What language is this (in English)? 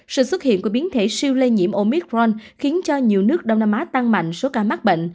Vietnamese